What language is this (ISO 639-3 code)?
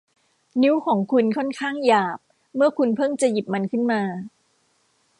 tha